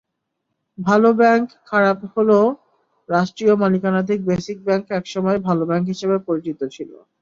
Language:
Bangla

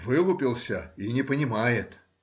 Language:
Russian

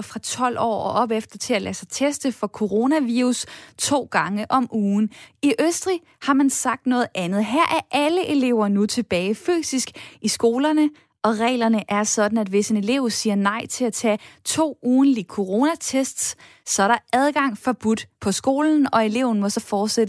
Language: Danish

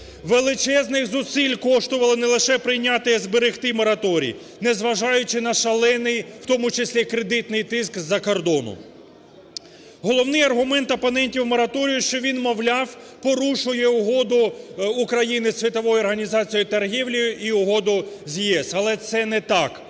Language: Ukrainian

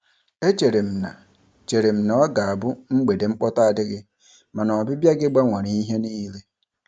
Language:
Igbo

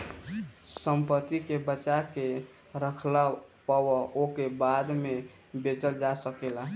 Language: Bhojpuri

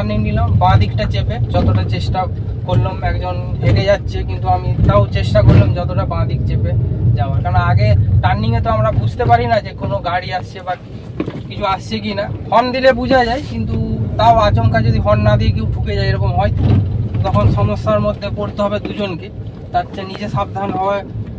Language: Bangla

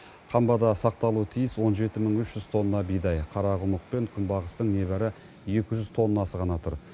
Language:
Kazakh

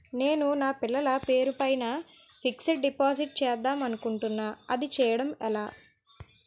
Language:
Telugu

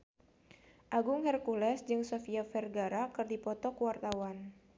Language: Sundanese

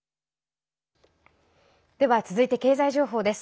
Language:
Japanese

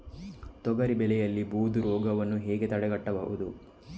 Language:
Kannada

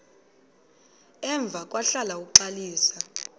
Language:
Xhosa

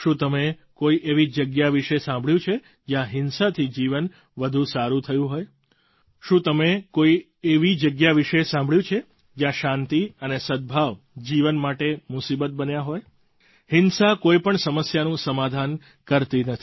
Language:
Gujarati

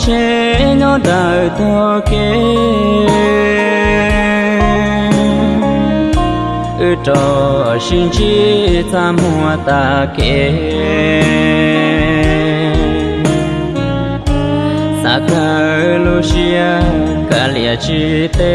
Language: Vietnamese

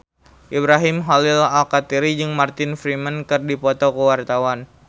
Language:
Sundanese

